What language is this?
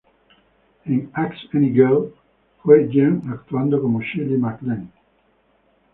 Spanish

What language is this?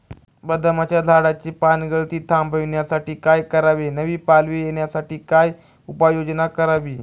Marathi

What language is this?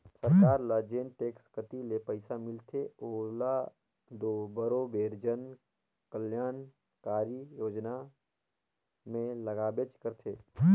Chhattisgarhi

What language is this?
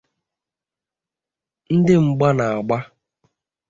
Igbo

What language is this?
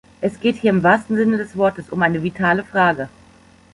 German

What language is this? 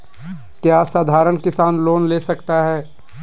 Magahi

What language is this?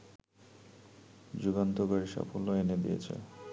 Bangla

